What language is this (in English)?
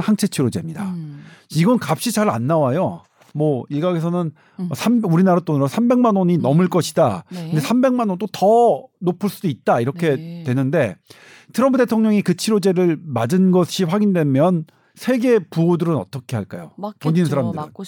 Korean